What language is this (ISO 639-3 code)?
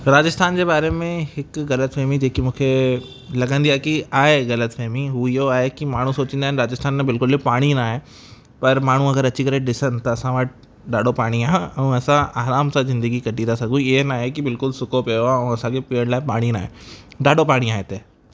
snd